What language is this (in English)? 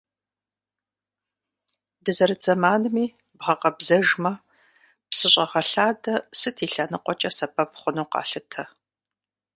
Kabardian